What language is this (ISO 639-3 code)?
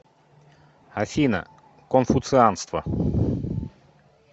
rus